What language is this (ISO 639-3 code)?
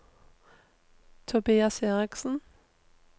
nor